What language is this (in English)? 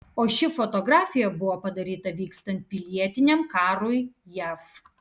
Lithuanian